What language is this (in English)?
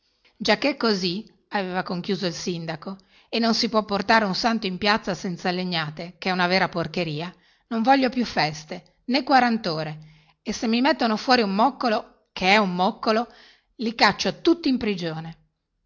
Italian